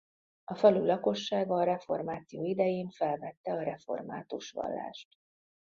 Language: Hungarian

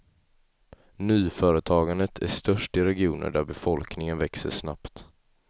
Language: Swedish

